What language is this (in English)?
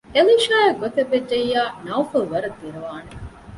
Divehi